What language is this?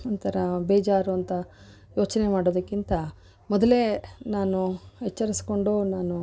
Kannada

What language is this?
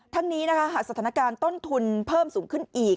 Thai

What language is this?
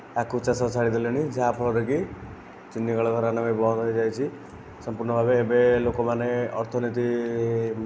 Odia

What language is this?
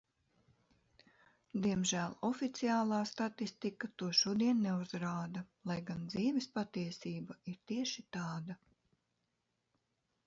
Latvian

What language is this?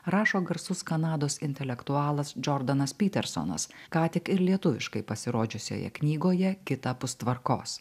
Lithuanian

